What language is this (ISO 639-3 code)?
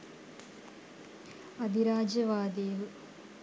sin